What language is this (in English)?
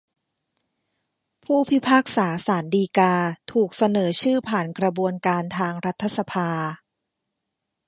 Thai